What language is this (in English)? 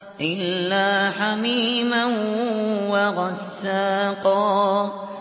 Arabic